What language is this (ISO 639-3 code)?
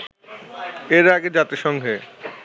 ben